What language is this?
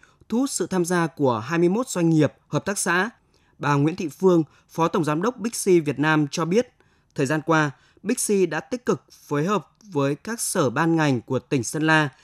Vietnamese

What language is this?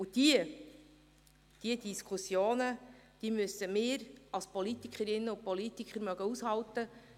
Swiss German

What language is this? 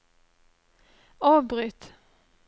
Norwegian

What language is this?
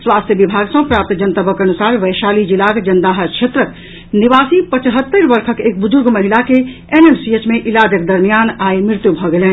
Maithili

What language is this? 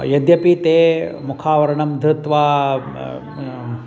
Sanskrit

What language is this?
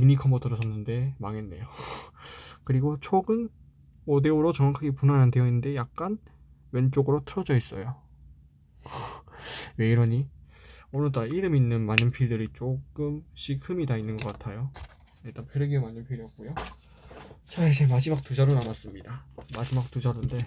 Korean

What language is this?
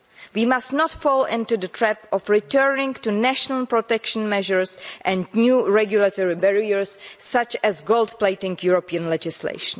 English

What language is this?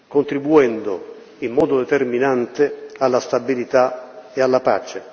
Italian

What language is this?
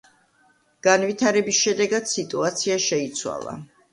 Georgian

